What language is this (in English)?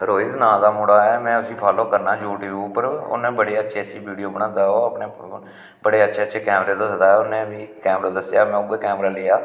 Dogri